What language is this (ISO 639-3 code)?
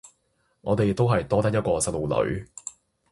yue